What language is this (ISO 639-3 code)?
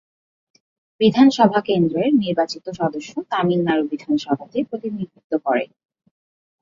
ben